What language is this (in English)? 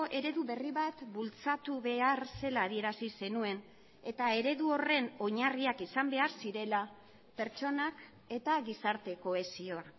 Basque